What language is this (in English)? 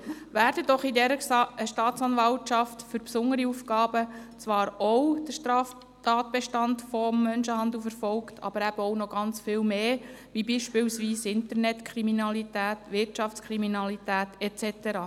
Swiss German